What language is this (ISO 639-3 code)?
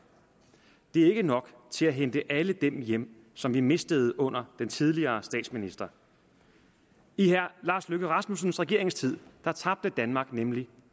dan